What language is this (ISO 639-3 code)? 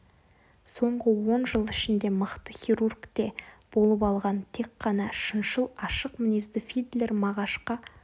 kaz